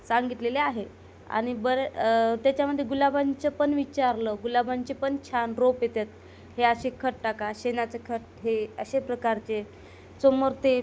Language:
Marathi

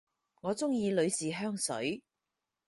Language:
Cantonese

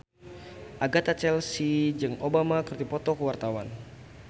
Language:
Sundanese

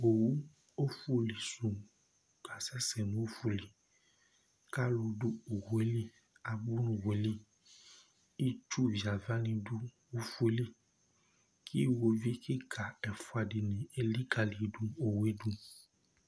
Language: Ikposo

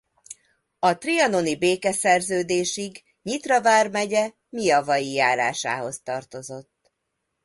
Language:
Hungarian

